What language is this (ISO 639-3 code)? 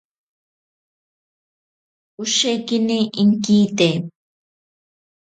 prq